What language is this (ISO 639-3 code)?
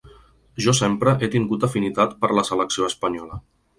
cat